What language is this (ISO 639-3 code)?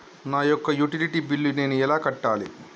tel